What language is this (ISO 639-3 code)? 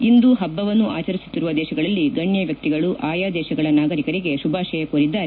kan